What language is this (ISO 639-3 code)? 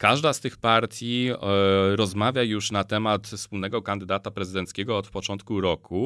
pol